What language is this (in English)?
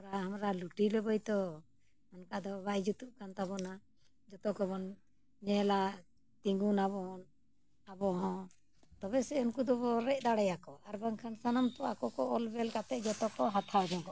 Santali